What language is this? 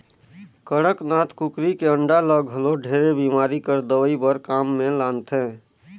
Chhattisgarhi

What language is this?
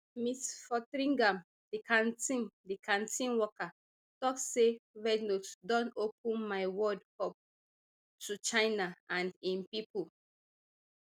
Nigerian Pidgin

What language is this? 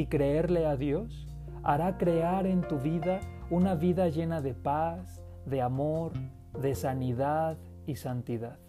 Spanish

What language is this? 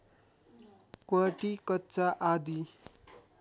Nepali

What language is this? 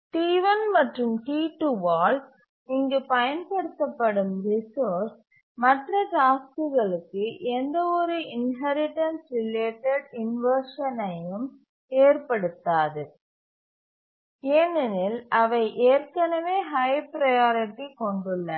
Tamil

